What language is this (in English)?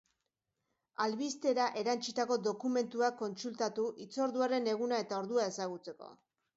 Basque